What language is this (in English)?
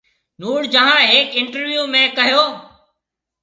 Marwari (Pakistan)